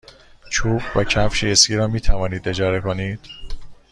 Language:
Persian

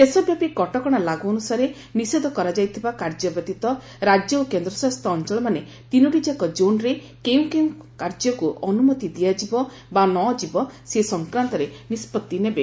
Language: Odia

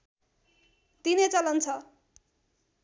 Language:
Nepali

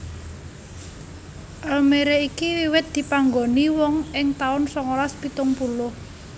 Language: Javanese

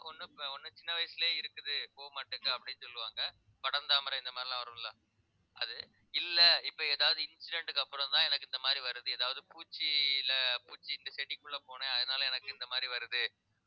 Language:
Tamil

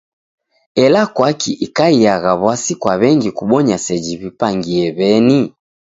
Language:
Taita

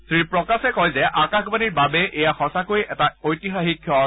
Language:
Assamese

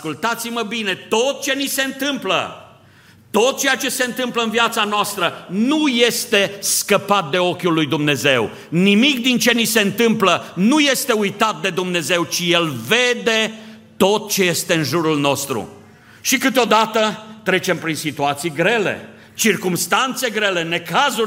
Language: Romanian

